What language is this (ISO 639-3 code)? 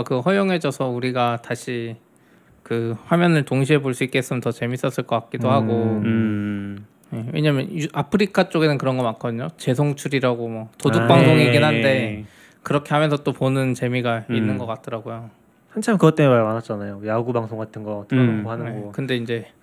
kor